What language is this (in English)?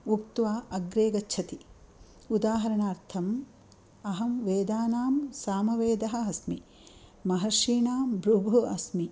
Sanskrit